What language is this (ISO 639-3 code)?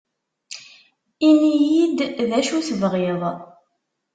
kab